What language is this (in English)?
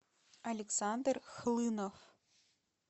Russian